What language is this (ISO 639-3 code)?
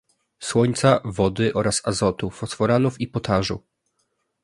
pol